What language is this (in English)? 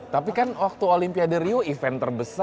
Indonesian